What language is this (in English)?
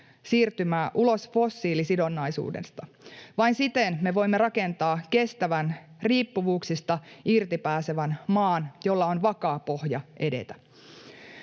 Finnish